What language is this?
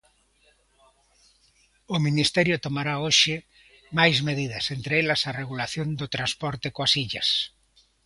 Galician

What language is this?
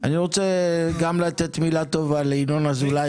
Hebrew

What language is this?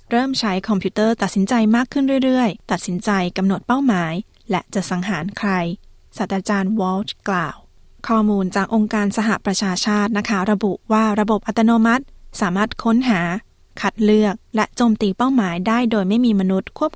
Thai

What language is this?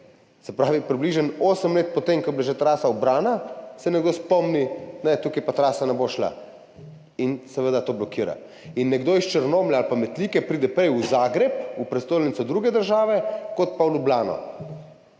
Slovenian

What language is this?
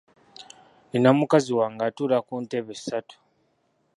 Ganda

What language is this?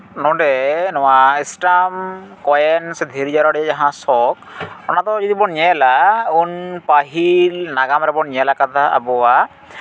Santali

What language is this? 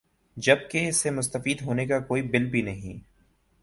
Urdu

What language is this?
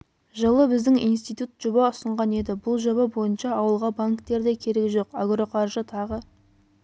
Kazakh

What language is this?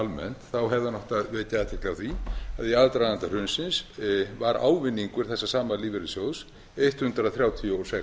Icelandic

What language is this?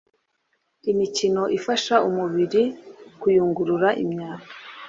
Kinyarwanda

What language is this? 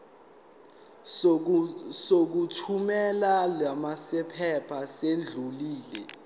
Zulu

